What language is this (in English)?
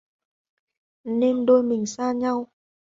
Vietnamese